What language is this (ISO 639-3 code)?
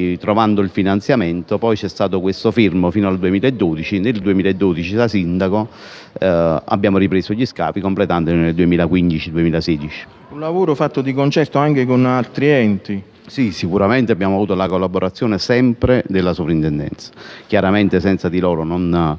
ita